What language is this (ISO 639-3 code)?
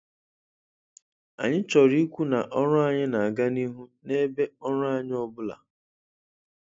ibo